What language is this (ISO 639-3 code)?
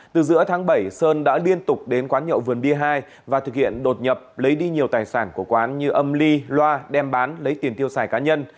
vie